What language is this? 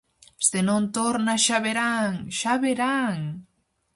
Galician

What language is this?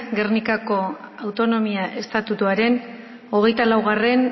Basque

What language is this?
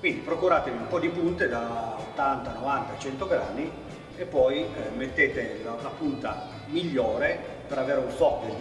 Italian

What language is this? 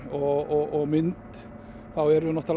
Icelandic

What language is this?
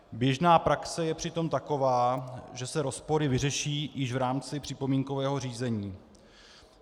Czech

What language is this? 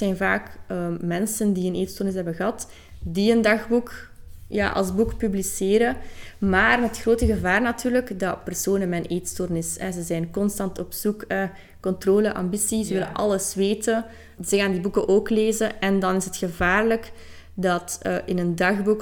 Dutch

